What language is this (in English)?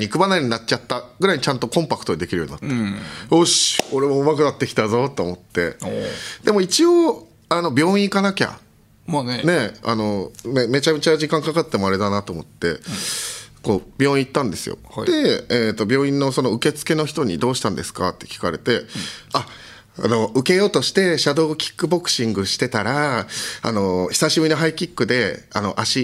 Japanese